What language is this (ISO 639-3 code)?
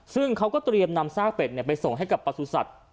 tha